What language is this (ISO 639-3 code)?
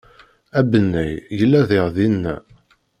kab